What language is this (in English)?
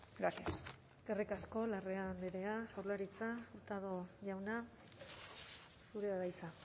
Basque